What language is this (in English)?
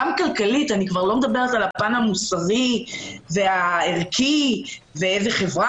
Hebrew